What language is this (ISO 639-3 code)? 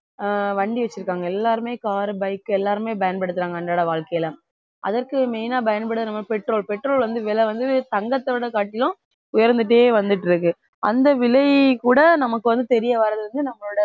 tam